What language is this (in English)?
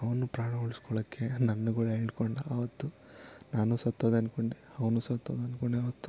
Kannada